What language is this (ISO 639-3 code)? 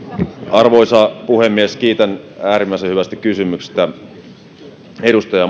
fin